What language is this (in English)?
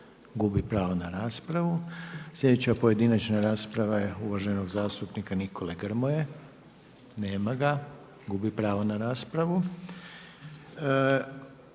Croatian